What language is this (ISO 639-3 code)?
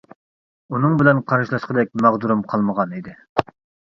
uig